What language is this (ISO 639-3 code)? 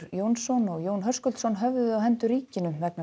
isl